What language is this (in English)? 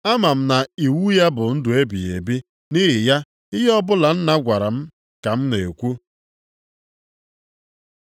Igbo